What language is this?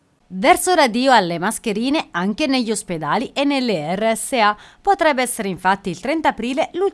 Italian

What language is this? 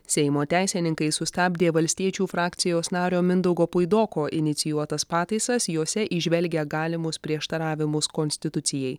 Lithuanian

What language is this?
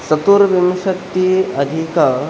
Sanskrit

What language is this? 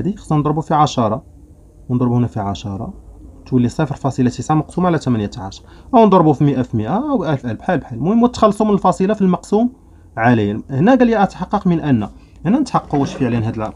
Arabic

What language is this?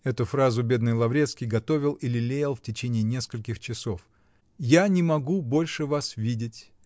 Russian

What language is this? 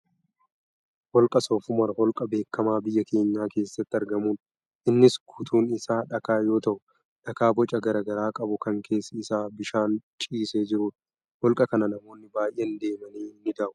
Oromo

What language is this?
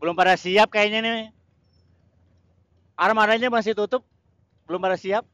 Indonesian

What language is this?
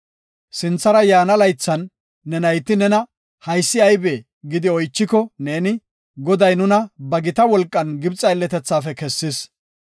Gofa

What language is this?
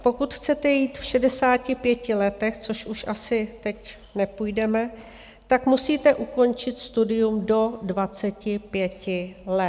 Czech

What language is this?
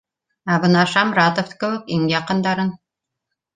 Bashkir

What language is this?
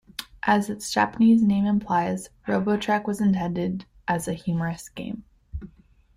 English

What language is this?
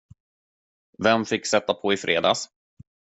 Swedish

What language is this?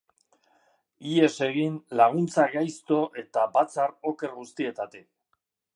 Basque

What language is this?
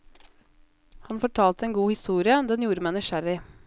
Norwegian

